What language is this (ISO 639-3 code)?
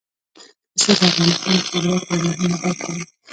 pus